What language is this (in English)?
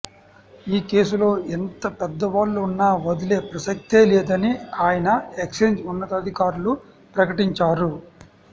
Telugu